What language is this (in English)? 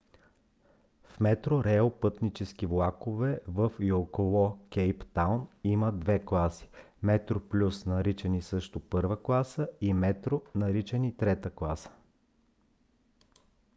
Bulgarian